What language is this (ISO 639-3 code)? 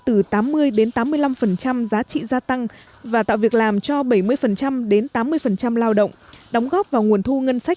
vie